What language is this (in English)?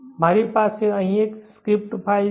Gujarati